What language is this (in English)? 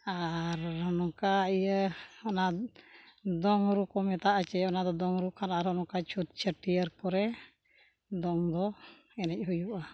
Santali